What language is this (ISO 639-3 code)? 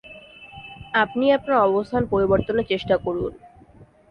ben